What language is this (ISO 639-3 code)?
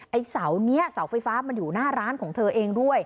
tha